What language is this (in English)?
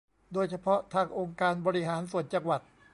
Thai